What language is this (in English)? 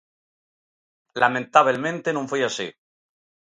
Galician